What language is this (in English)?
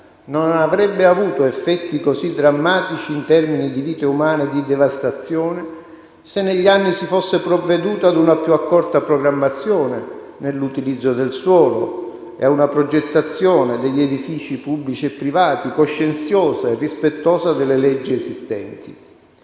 Italian